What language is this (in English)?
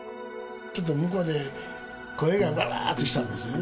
Japanese